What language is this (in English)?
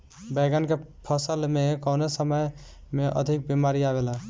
Bhojpuri